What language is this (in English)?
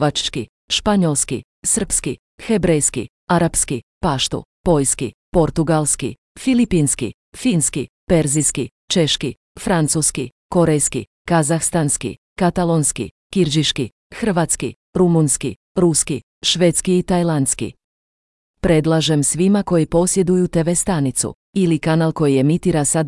Croatian